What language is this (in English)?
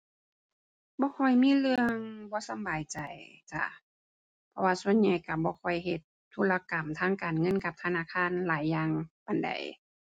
Thai